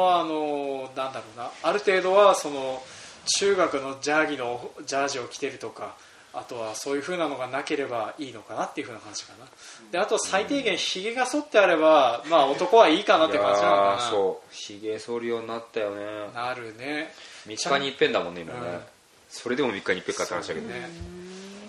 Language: Japanese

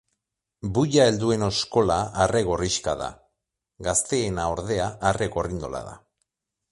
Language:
Basque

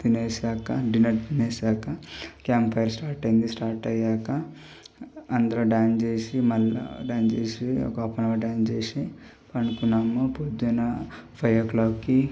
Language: Telugu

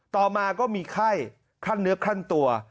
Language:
Thai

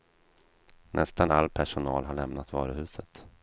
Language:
Swedish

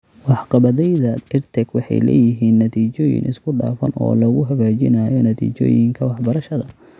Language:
Somali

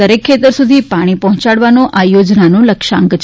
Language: Gujarati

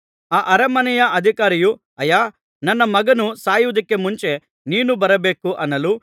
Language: Kannada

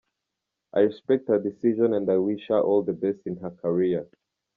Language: Kinyarwanda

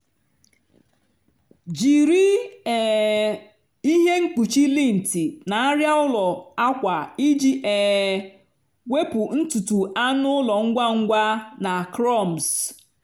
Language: Igbo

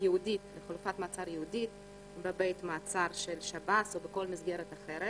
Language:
Hebrew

